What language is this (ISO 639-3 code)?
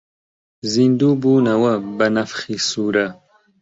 ckb